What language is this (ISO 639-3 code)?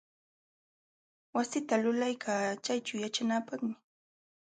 qxw